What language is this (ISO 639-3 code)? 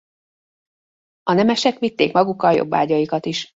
hun